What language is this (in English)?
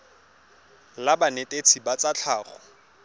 Tswana